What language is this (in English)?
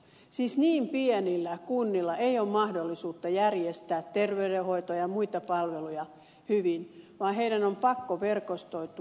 Finnish